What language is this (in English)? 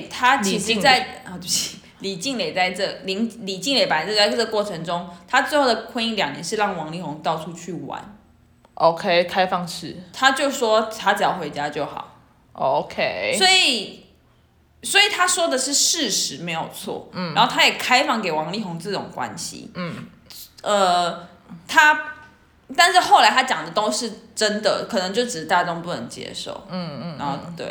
Chinese